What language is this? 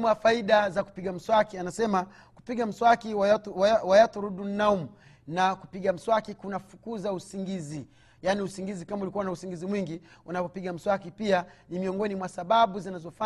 Swahili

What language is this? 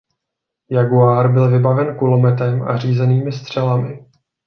Czech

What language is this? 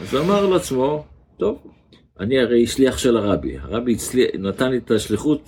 Hebrew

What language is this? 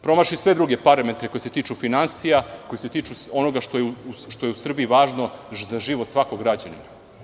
Serbian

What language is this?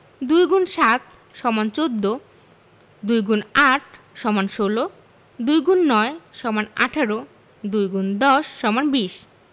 Bangla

